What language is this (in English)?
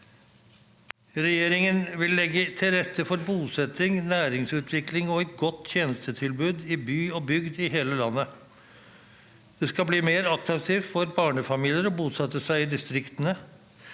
Norwegian